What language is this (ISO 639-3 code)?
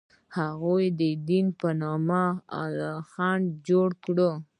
pus